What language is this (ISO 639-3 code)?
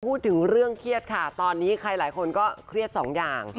tha